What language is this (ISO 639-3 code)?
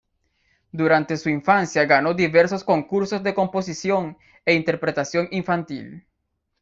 spa